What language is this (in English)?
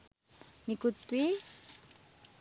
Sinhala